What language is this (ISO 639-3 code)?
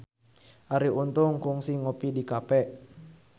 sun